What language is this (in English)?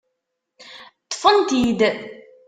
Kabyle